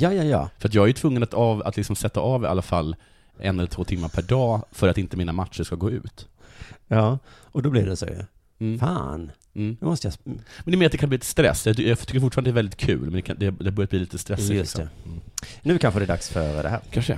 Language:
Swedish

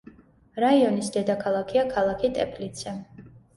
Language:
Georgian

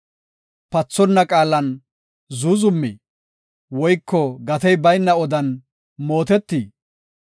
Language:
Gofa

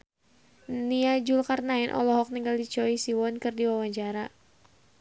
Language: Sundanese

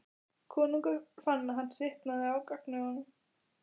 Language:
Icelandic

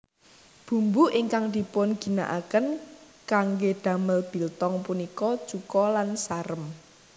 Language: Javanese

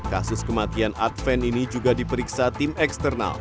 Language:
Indonesian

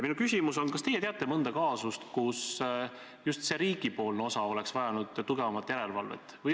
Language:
Estonian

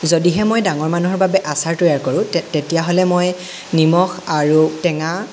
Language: Assamese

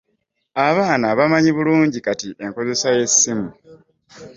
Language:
Ganda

